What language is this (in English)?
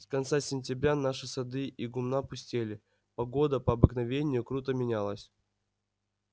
Russian